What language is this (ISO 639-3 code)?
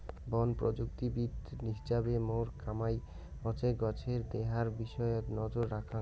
ben